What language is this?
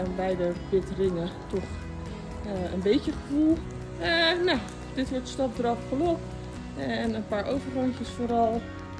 Dutch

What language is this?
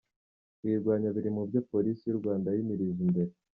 Kinyarwanda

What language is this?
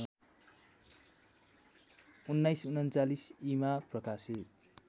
Nepali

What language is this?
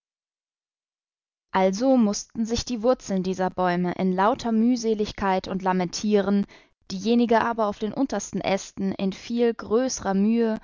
German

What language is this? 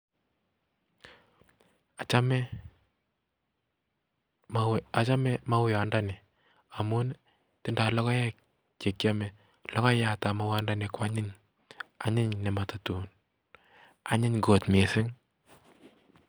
Kalenjin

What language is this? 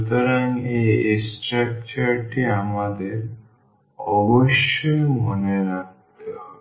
Bangla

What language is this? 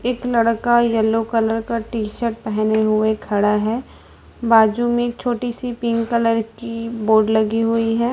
Hindi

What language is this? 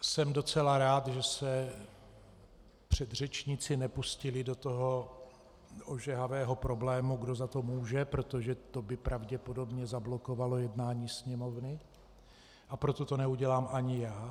Czech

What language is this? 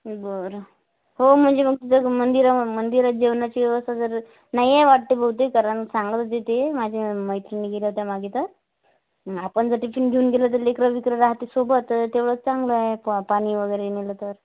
Marathi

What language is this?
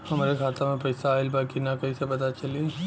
Bhojpuri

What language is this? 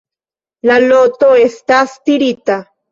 Esperanto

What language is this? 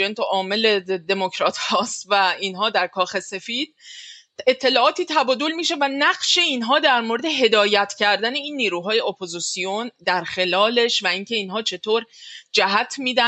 Persian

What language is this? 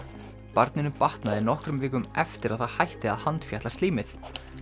Icelandic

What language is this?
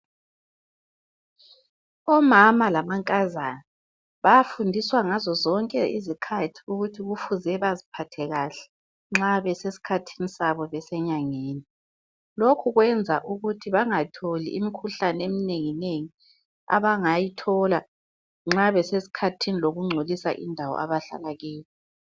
North Ndebele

